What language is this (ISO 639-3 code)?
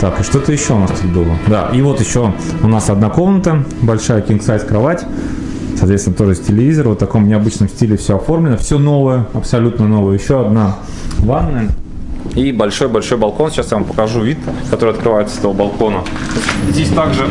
rus